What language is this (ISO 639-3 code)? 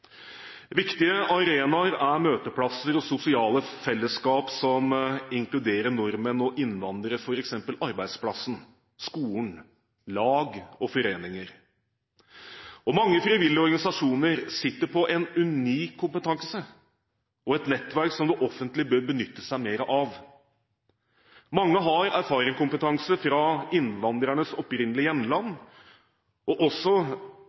nob